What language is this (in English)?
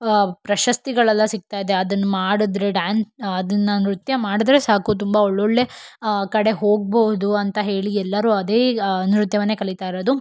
Kannada